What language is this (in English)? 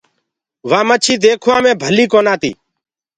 Gurgula